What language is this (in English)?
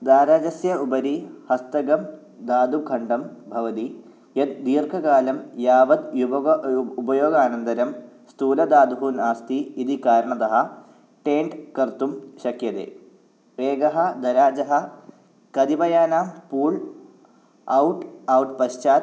Sanskrit